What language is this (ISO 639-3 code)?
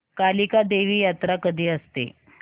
mar